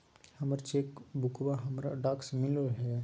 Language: Magahi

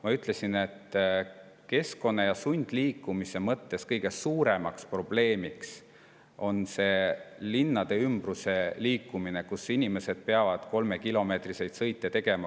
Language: Estonian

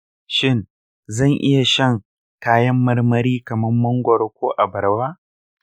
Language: Hausa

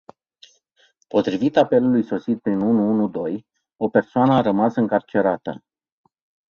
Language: Romanian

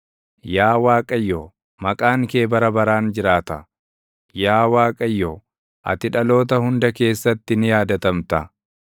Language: Oromo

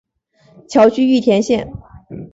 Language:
Chinese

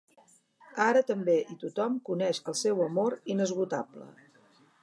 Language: Catalan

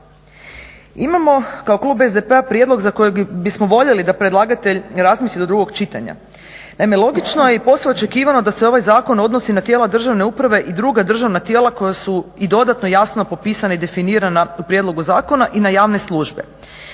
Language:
Croatian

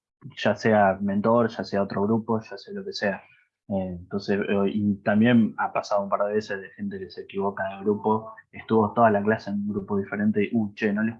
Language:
Spanish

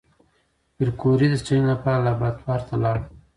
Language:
Pashto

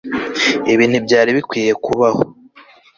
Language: Kinyarwanda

